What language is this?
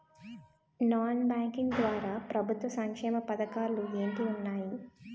Telugu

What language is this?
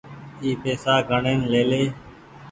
Goaria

